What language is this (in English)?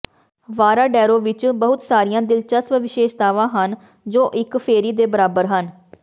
Punjabi